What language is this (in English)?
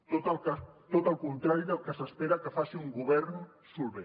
Catalan